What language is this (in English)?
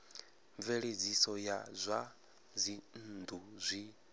Venda